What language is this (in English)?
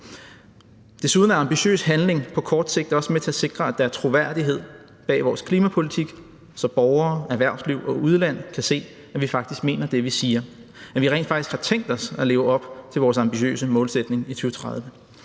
Danish